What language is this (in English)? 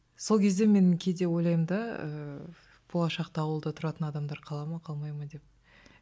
Kazakh